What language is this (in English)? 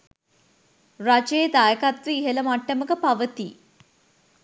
Sinhala